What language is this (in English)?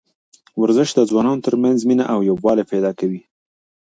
Pashto